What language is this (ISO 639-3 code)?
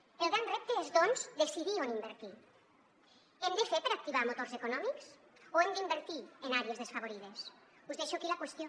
cat